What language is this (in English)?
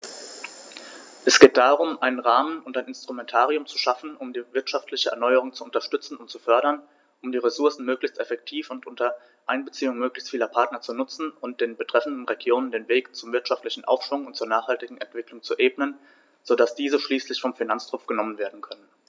German